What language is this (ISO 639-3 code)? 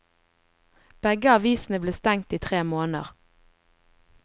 nor